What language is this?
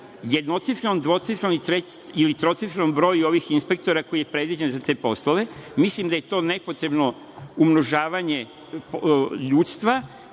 Serbian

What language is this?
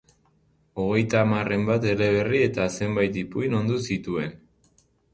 Basque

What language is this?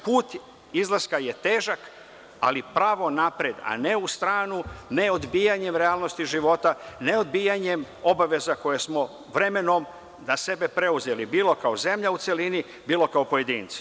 Serbian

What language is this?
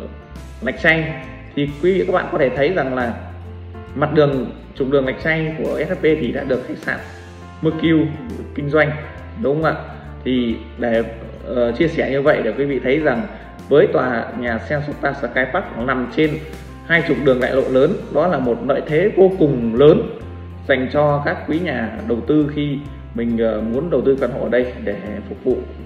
Vietnamese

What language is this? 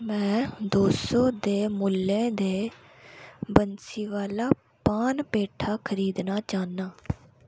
Dogri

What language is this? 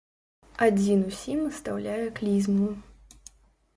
Belarusian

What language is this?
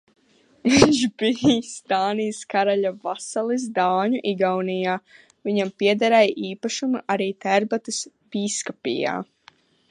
Latvian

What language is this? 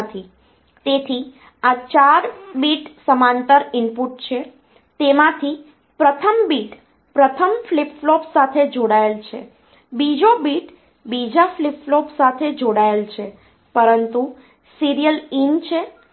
Gujarati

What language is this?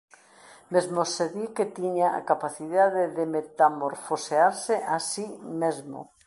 Galician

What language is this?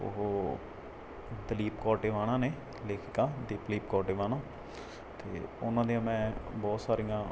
Punjabi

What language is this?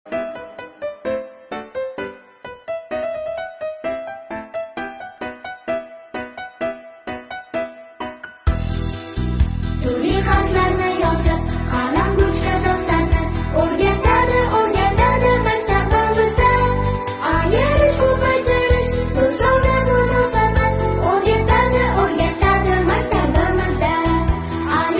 English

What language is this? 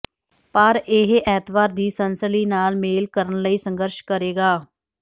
Punjabi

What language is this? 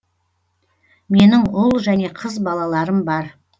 Kazakh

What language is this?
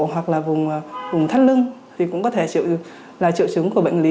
Vietnamese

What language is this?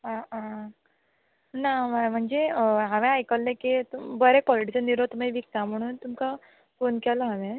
Konkani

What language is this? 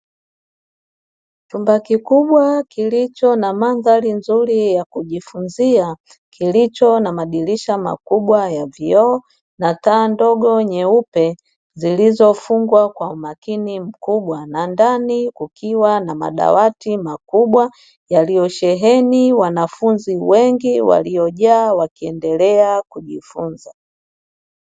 Swahili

